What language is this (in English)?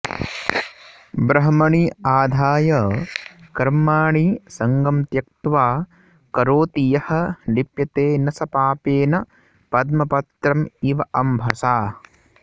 Sanskrit